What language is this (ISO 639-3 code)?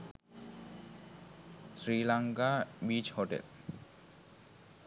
sin